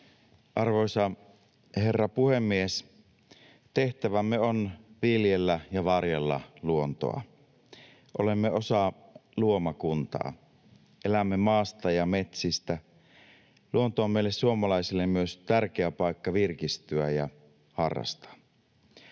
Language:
Finnish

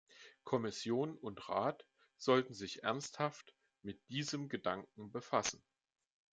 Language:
German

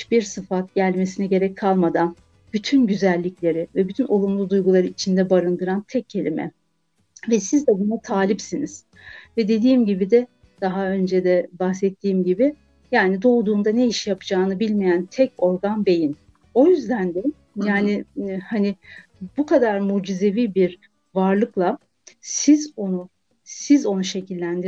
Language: Turkish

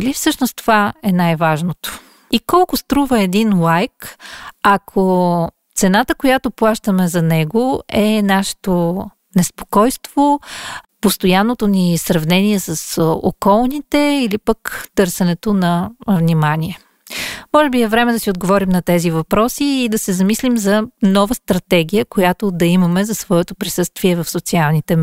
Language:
Bulgarian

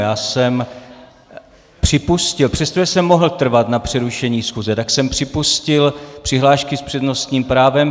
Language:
Czech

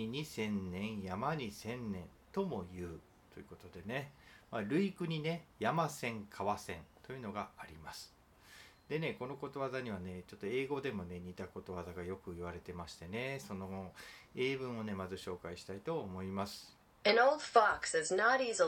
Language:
Japanese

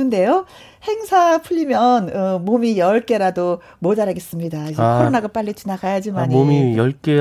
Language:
Korean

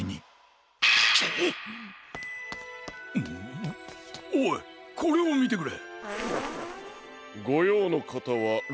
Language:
Japanese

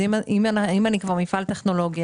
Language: Hebrew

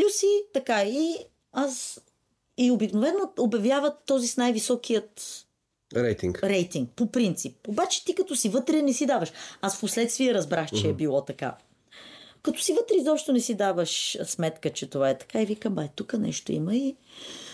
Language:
Bulgarian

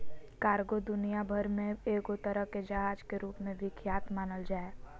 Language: Magahi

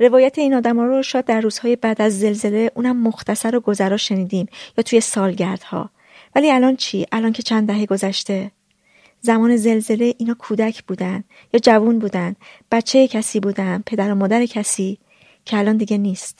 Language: Persian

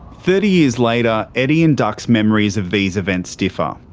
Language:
English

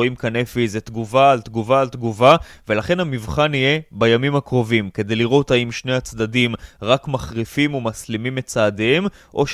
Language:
Hebrew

